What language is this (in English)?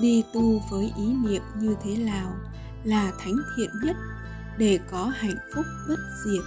Vietnamese